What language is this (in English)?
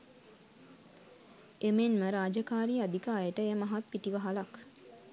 Sinhala